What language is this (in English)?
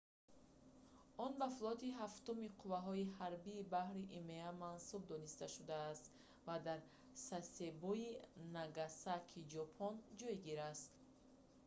Tajik